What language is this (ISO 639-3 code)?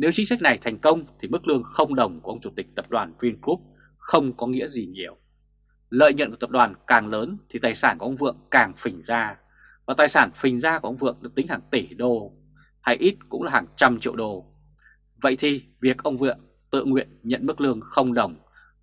vie